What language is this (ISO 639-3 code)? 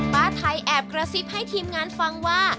tha